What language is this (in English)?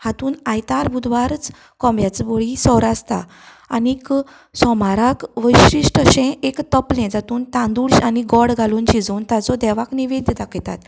Konkani